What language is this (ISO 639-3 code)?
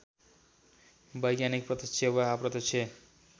nep